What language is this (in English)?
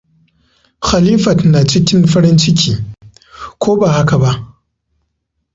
Hausa